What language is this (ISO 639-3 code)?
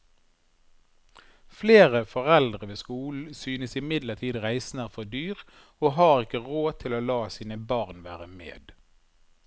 nor